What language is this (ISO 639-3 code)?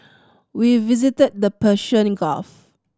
eng